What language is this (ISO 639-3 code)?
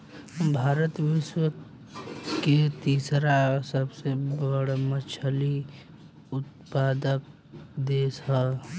bho